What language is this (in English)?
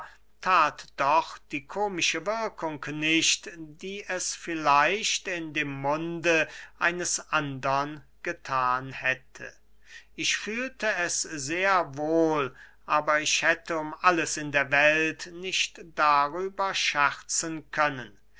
German